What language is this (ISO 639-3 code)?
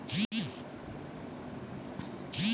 mai